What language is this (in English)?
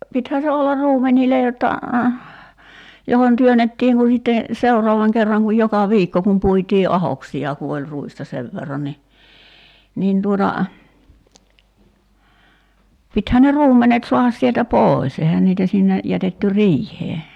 Finnish